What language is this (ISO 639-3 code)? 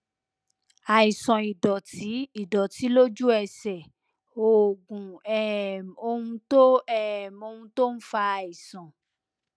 yor